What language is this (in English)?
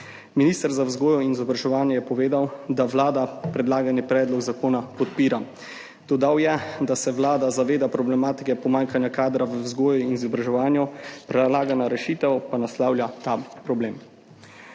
Slovenian